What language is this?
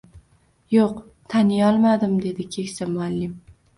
Uzbek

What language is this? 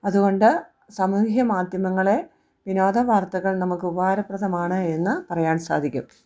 Malayalam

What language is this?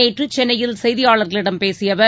Tamil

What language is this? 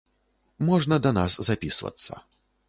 Belarusian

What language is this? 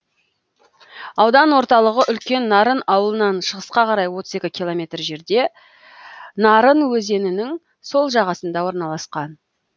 Kazakh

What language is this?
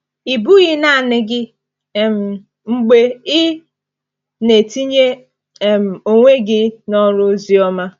Igbo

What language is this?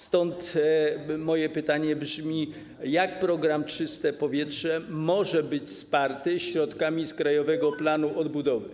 Polish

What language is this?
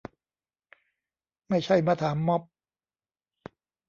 Thai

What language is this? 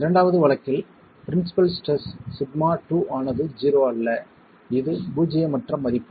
Tamil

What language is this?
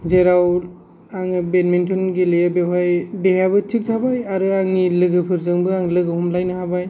Bodo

